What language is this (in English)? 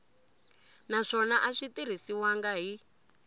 Tsonga